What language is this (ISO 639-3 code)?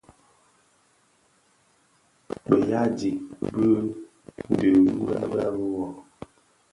ksf